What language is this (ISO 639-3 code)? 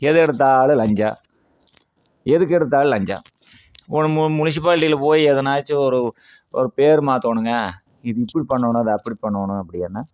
tam